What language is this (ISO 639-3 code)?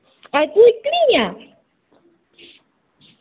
doi